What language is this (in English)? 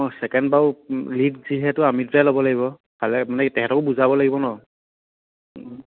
Assamese